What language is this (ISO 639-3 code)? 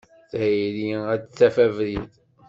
kab